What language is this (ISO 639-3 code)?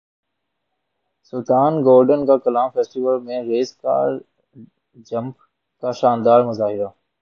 urd